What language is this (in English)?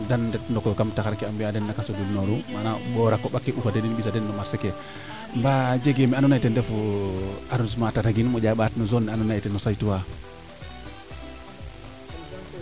Serer